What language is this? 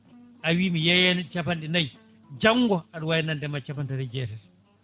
Fula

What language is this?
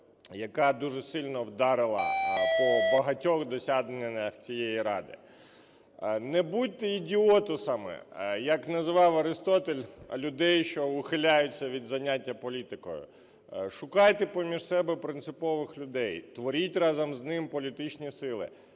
Ukrainian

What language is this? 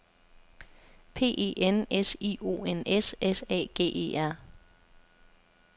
Danish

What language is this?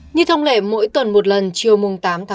Vietnamese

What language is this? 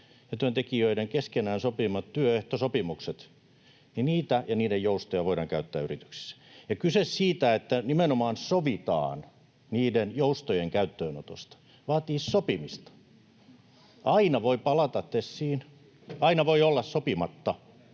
Finnish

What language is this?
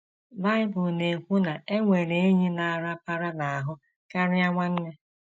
Igbo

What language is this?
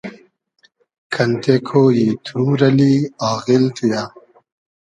Hazaragi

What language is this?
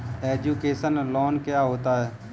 Hindi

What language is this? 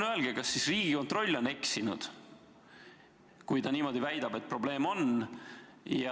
Estonian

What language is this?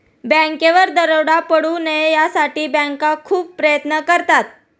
Marathi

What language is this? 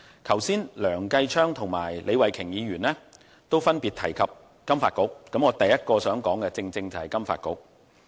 Cantonese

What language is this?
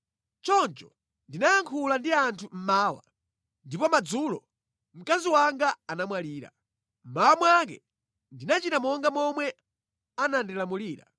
Nyanja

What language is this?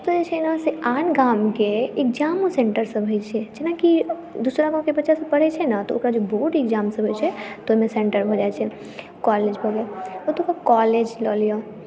Maithili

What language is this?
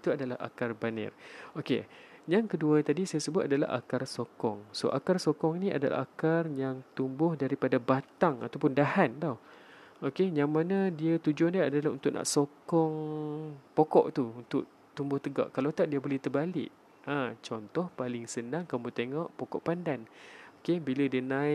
Malay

